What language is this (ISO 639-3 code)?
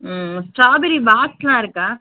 tam